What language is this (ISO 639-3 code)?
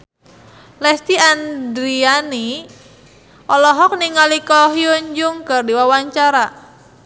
sun